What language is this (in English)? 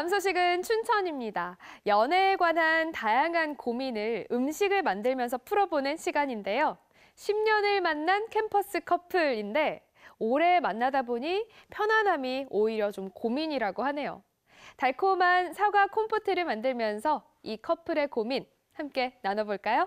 Korean